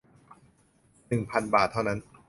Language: Thai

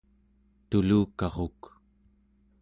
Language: Central Yupik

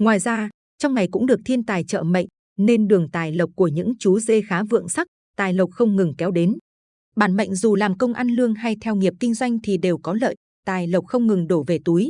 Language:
Vietnamese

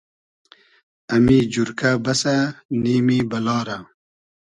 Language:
Hazaragi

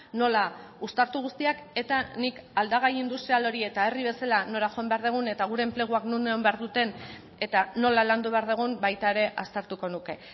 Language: Basque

